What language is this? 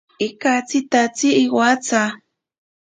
Ashéninka Perené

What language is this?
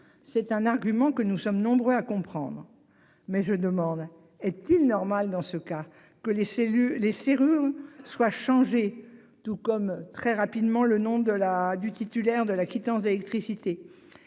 French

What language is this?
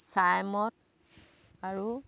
Assamese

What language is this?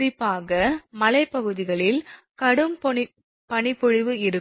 Tamil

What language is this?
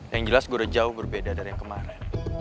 Indonesian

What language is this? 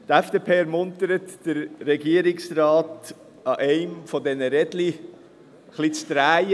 Swiss German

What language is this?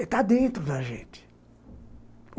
Portuguese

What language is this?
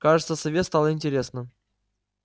Russian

